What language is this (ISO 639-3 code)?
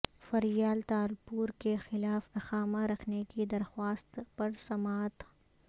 urd